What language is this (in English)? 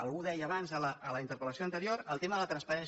Catalan